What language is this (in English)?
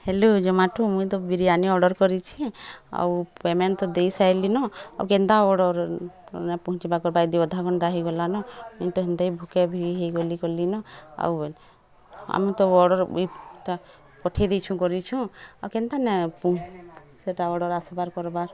Odia